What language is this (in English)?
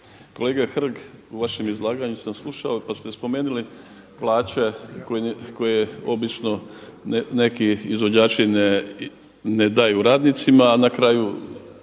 Croatian